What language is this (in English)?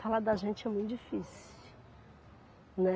Portuguese